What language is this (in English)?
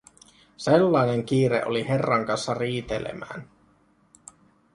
Finnish